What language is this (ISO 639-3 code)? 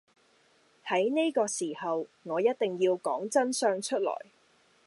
yue